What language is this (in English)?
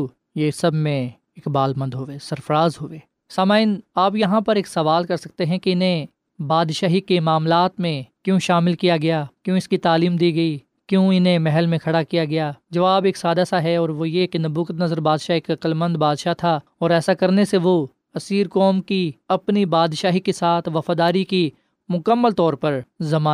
Urdu